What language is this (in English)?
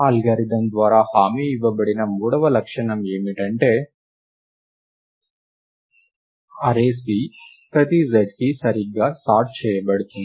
Telugu